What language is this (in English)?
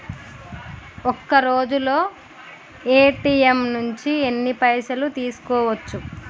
Telugu